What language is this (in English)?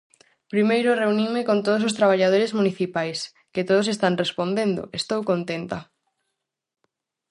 Galician